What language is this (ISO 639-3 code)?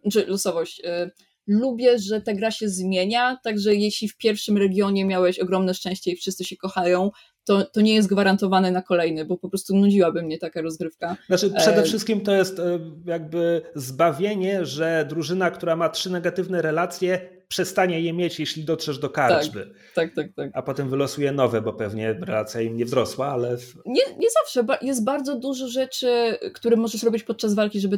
pol